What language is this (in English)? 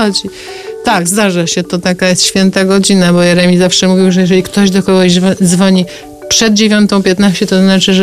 Polish